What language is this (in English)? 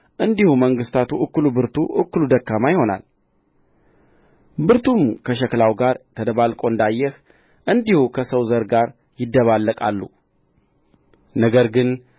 Amharic